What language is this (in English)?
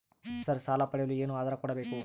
Kannada